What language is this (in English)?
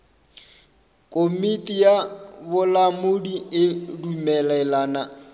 Northern Sotho